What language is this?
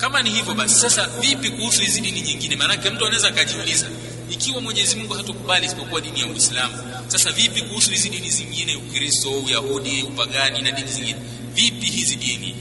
Swahili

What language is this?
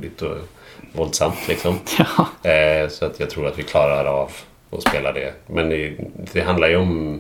Swedish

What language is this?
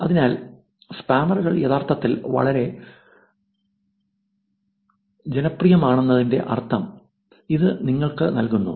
Malayalam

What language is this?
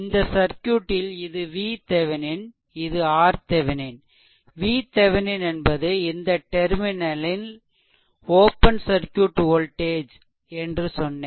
Tamil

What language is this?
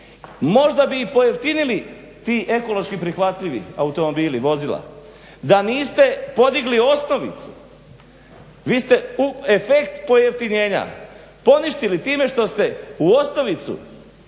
Croatian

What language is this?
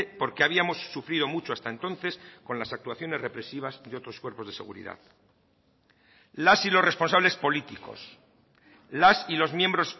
Spanish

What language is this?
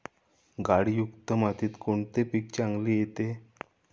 Marathi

